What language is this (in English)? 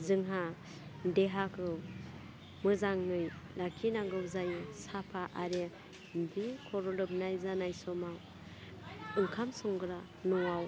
Bodo